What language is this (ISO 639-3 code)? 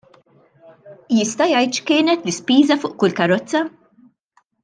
mlt